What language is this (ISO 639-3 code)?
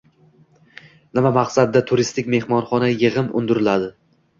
uzb